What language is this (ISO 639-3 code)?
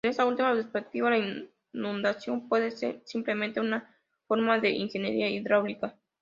spa